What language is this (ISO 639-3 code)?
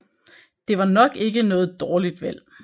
dan